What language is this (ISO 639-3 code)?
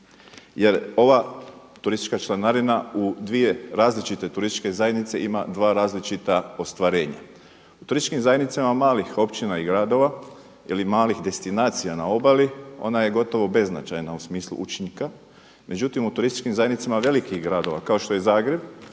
hrv